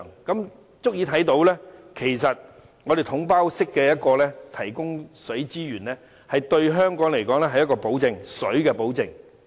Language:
Cantonese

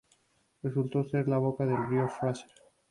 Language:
Spanish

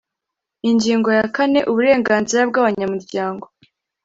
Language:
Kinyarwanda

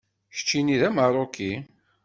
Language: Kabyle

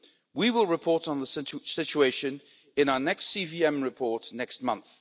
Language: English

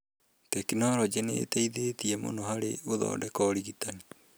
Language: Kikuyu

